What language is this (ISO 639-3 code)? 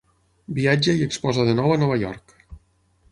cat